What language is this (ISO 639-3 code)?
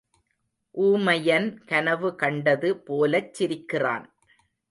tam